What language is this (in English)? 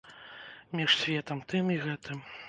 Belarusian